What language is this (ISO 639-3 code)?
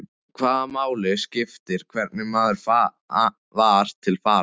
isl